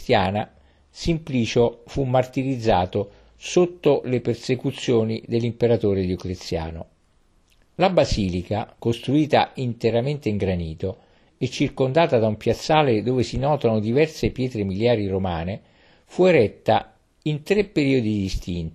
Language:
Italian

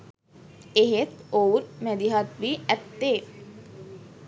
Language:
Sinhala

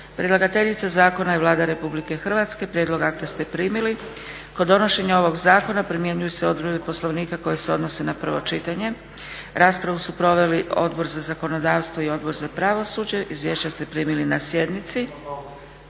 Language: Croatian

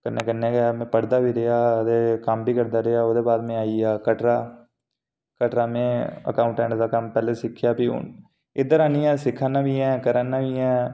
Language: Dogri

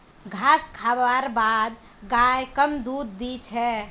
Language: Magahi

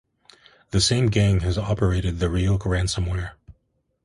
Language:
English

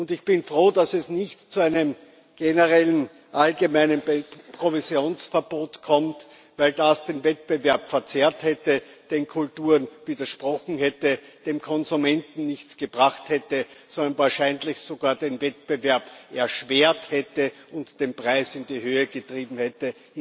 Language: German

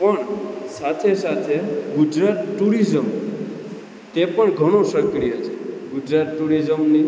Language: Gujarati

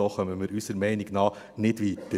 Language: Swiss German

